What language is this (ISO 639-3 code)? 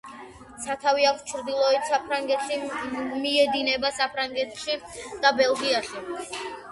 kat